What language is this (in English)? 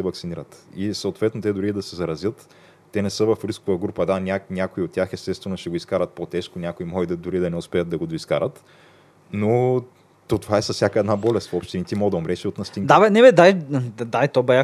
Bulgarian